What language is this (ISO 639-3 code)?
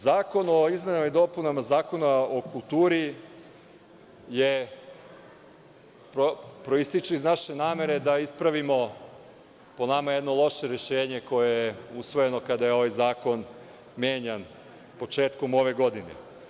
srp